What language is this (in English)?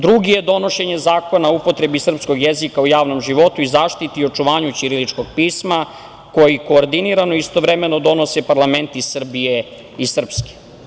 Serbian